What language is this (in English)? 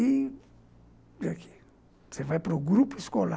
Portuguese